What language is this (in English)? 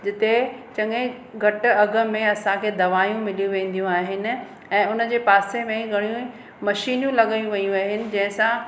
Sindhi